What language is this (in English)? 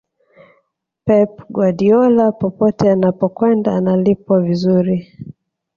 Swahili